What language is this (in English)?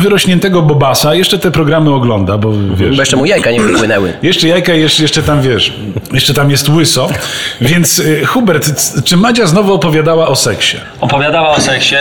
Polish